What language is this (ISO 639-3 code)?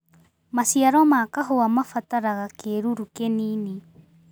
kik